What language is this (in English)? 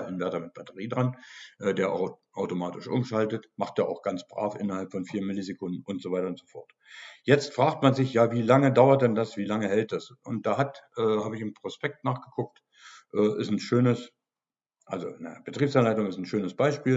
German